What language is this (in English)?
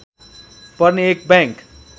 Nepali